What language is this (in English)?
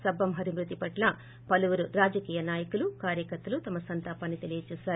Telugu